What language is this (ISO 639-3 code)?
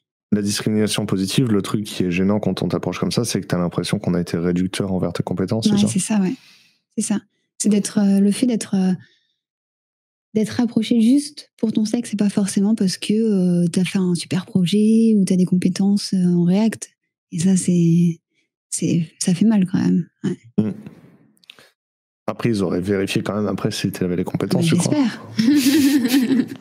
fra